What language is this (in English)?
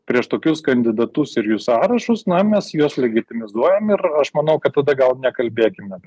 Lithuanian